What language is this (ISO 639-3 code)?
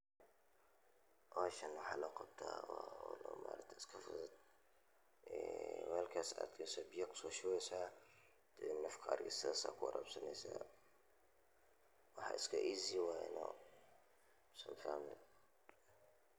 som